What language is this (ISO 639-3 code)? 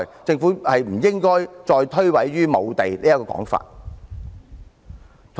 yue